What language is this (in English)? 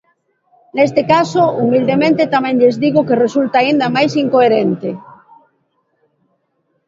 Galician